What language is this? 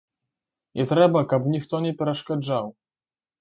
Belarusian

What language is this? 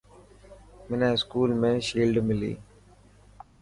Dhatki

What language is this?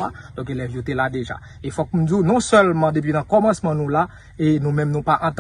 French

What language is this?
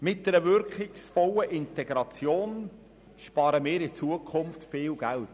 Swiss German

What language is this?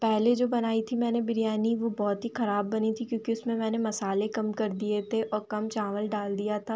Hindi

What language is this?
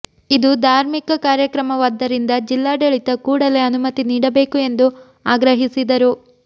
Kannada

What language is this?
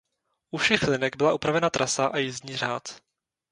Czech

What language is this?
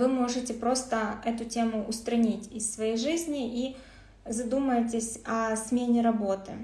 Russian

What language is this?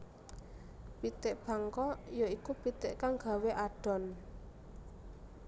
Javanese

